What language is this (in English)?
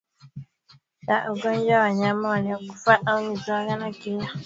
Swahili